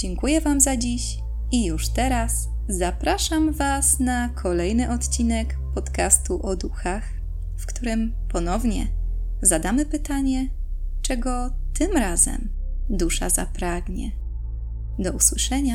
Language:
Polish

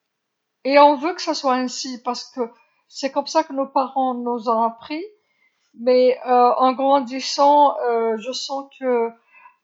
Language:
Algerian Arabic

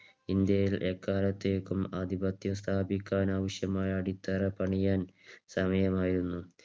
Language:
Malayalam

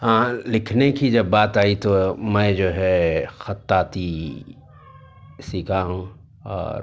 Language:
Urdu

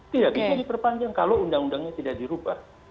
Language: Indonesian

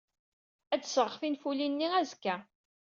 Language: Kabyle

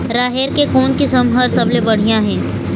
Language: Chhattisgarhi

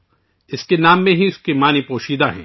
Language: Urdu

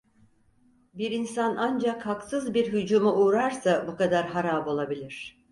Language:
Turkish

